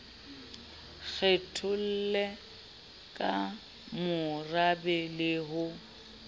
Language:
Southern Sotho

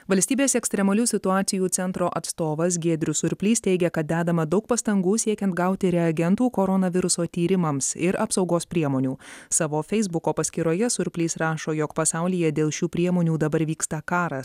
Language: Lithuanian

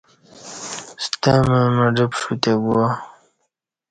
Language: Kati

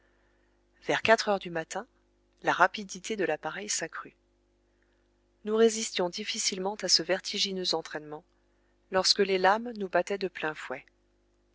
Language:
French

